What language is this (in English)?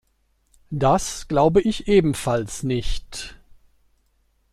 German